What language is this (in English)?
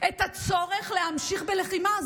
Hebrew